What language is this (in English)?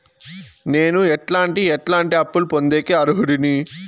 Telugu